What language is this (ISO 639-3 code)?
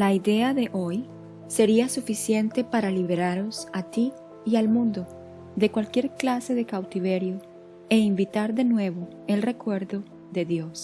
spa